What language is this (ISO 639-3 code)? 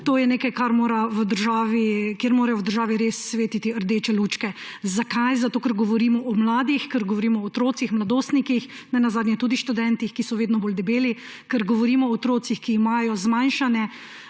slv